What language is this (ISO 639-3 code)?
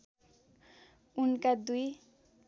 nep